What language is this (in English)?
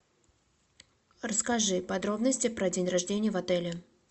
Russian